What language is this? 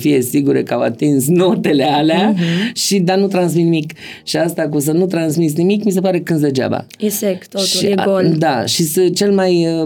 Romanian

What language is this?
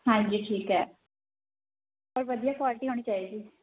Punjabi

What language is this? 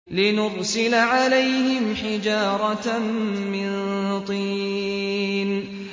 Arabic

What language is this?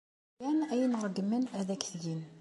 Kabyle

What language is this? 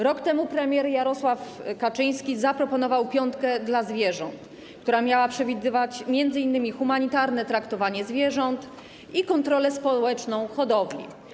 Polish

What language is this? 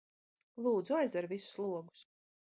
Latvian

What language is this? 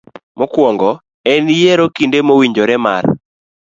Luo (Kenya and Tanzania)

